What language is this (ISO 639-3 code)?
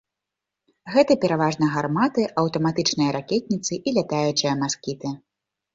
bel